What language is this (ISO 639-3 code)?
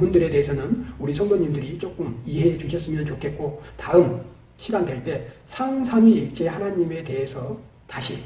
kor